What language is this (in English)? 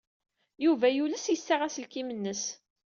Kabyle